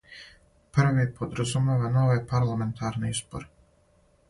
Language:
Serbian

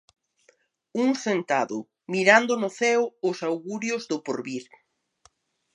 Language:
Galician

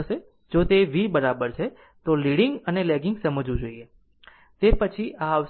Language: Gujarati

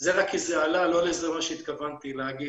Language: Hebrew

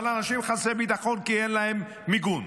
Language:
Hebrew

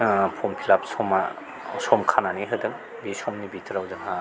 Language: Bodo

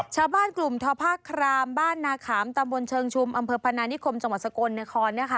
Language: Thai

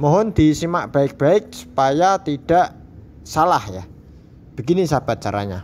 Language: Indonesian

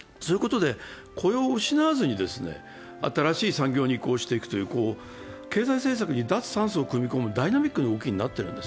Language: Japanese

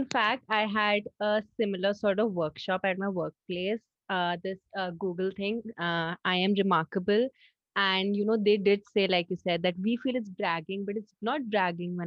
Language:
English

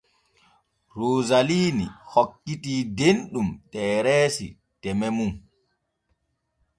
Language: Borgu Fulfulde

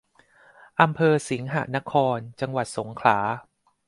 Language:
Thai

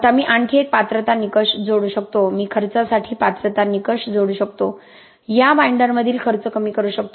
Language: Marathi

